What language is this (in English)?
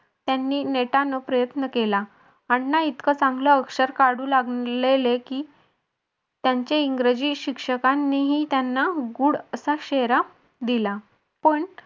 Marathi